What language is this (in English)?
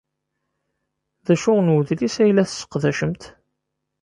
Kabyle